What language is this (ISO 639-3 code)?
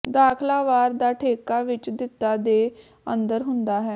pan